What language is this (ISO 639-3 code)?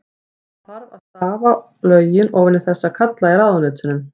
isl